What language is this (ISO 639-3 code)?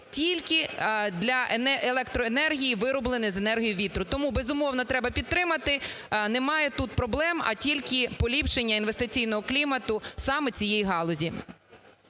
ukr